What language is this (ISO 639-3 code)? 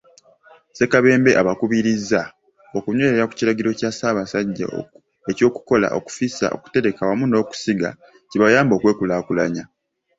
lug